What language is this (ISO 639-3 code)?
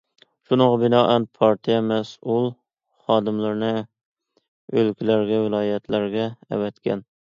uig